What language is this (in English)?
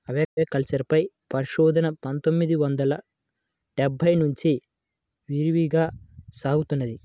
Telugu